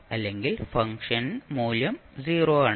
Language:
Malayalam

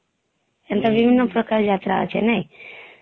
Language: Odia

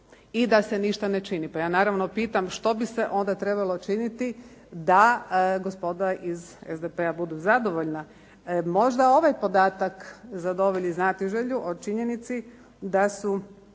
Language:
Croatian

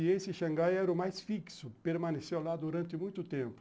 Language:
Portuguese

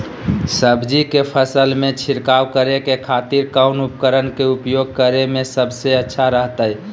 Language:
Magahi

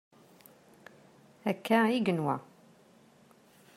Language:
Kabyle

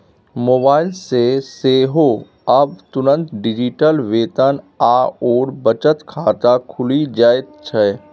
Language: Maithili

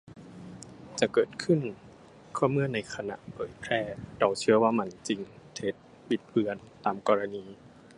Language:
Thai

